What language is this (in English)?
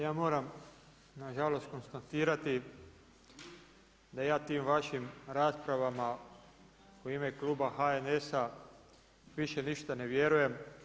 Croatian